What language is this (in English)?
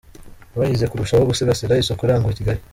Kinyarwanda